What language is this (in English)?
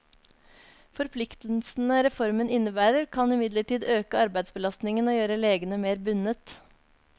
Norwegian